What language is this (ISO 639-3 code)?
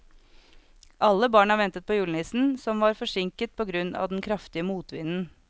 nor